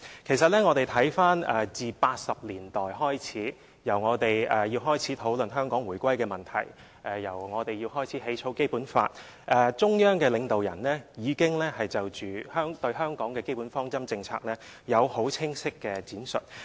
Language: Cantonese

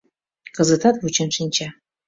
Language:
Mari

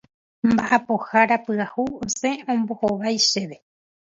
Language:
Guarani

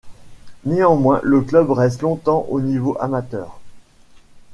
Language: French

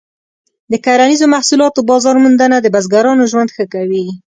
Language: Pashto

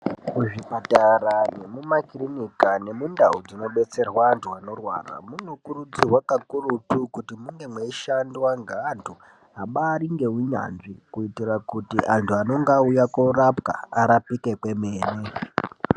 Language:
Ndau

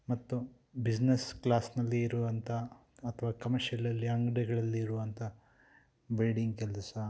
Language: Kannada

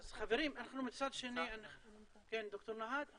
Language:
Hebrew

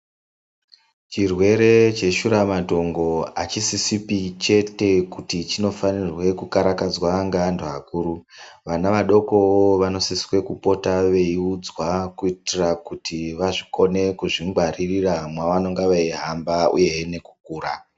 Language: Ndau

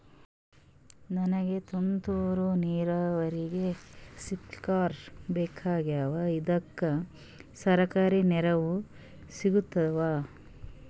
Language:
Kannada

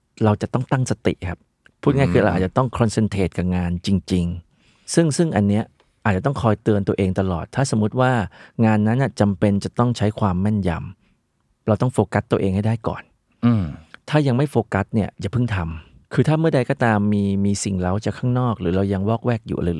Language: Thai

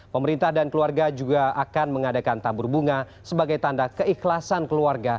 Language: Indonesian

